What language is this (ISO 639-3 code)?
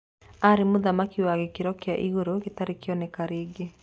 kik